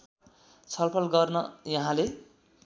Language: Nepali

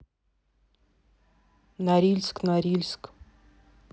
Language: Russian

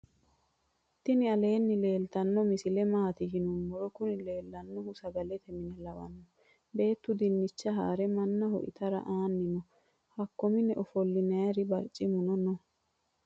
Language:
Sidamo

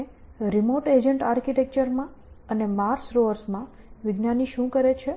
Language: Gujarati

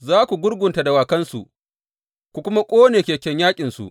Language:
Hausa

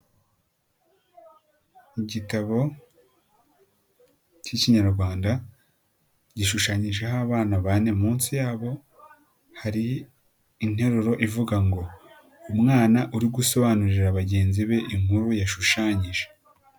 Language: Kinyarwanda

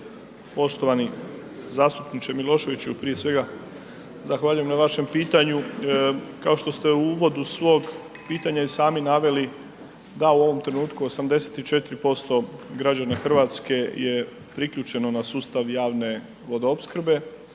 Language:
Croatian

